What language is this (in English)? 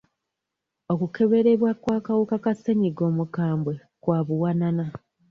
Ganda